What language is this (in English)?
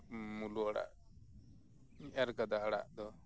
Santali